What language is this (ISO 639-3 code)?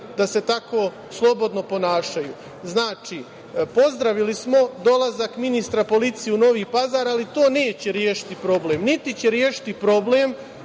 srp